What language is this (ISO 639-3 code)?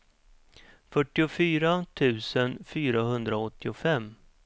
swe